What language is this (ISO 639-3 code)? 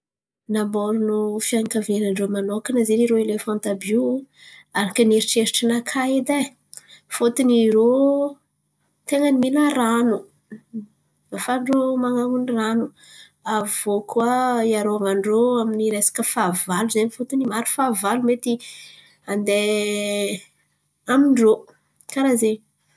xmv